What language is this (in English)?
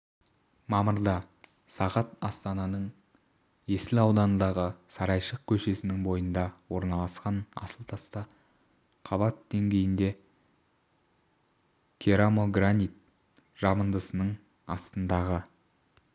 Kazakh